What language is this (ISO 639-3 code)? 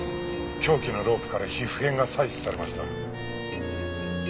jpn